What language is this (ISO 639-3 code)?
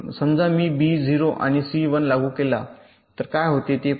mar